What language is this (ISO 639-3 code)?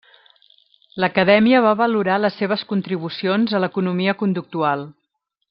cat